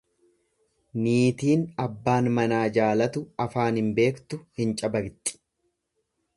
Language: Oromo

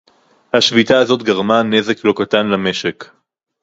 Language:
Hebrew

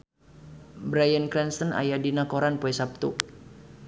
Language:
Sundanese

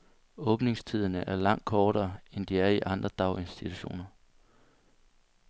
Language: Danish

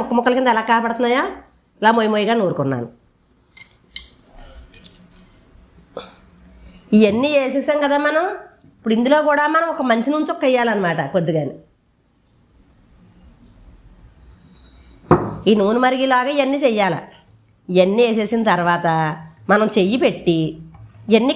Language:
Indonesian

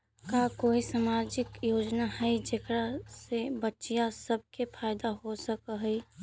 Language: Magahi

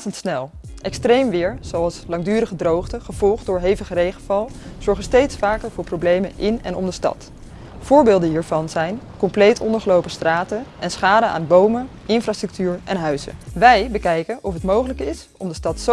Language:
Dutch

